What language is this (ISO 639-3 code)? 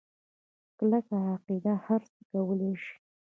pus